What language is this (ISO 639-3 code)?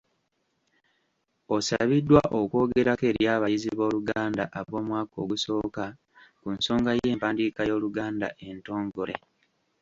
lug